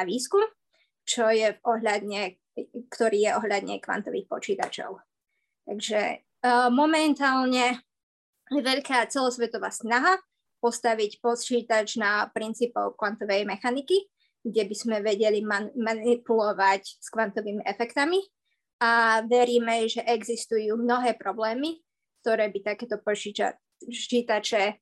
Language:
Slovak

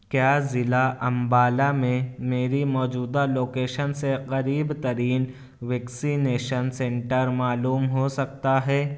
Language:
Urdu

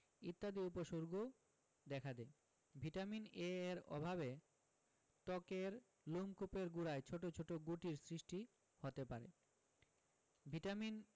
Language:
Bangla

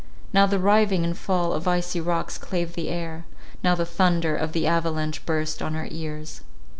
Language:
English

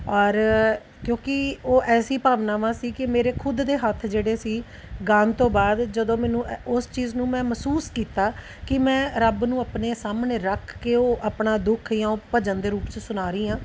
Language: Punjabi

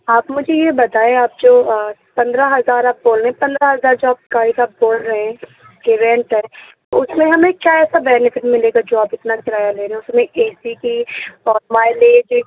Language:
Urdu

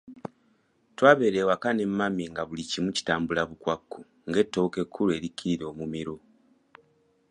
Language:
Ganda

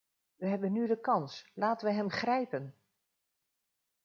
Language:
Dutch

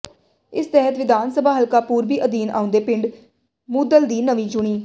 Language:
Punjabi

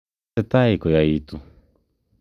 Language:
Kalenjin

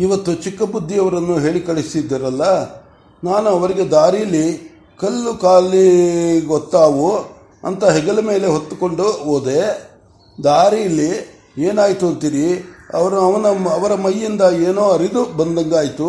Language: Kannada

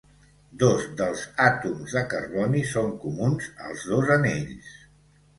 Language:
Catalan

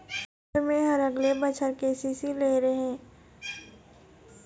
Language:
Chhattisgarhi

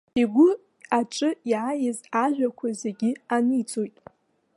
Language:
Abkhazian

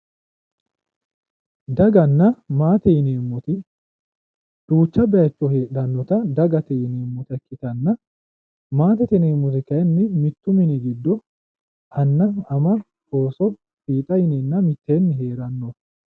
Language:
Sidamo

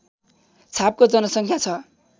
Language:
Nepali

